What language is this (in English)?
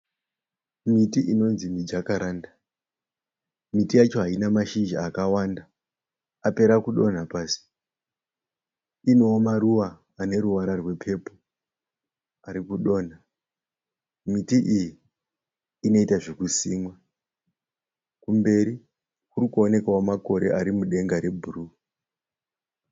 Shona